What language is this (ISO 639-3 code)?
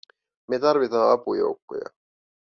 fin